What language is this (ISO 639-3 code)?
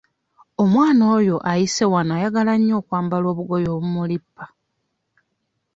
lug